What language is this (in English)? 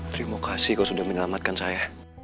Indonesian